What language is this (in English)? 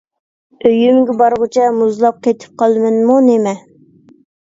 Uyghur